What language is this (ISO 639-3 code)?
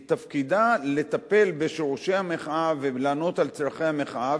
heb